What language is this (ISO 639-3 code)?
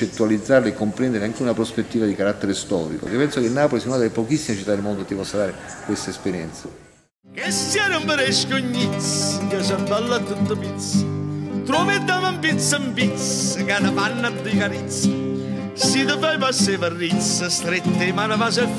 ita